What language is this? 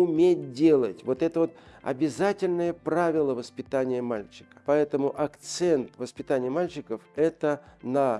Russian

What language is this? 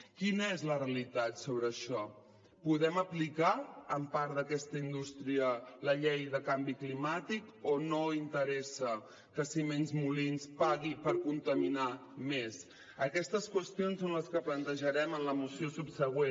Catalan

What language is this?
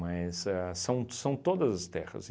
Portuguese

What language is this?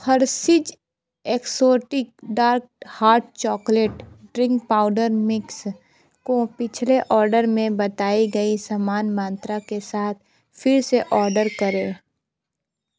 Hindi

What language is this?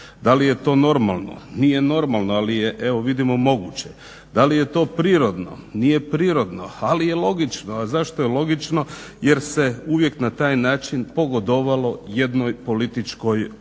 Croatian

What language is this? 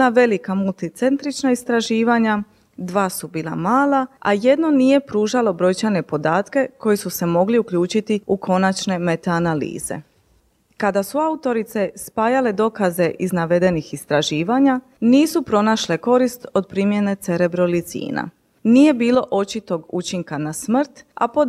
Croatian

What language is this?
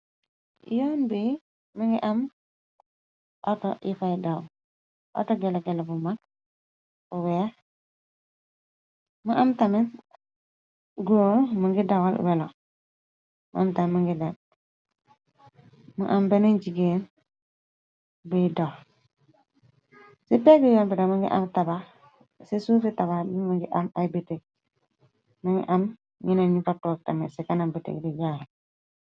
Wolof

